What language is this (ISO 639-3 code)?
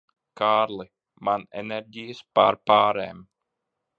lav